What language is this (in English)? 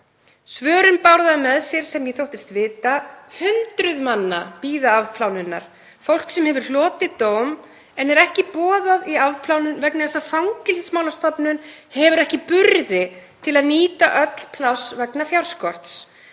Icelandic